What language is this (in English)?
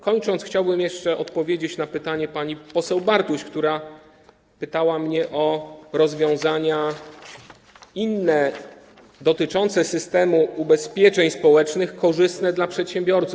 Polish